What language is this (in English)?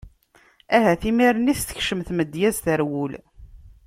Kabyle